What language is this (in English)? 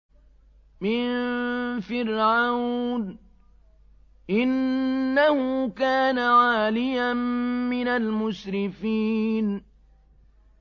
Arabic